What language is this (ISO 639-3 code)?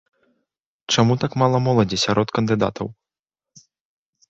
bel